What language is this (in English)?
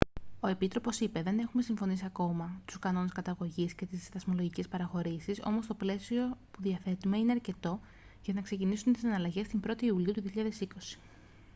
Greek